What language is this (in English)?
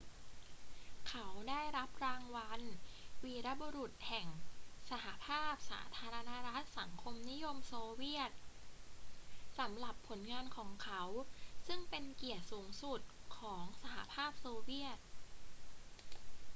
Thai